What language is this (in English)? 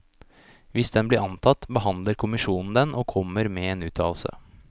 Norwegian